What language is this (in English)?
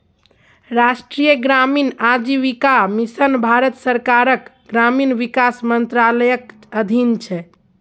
Maithili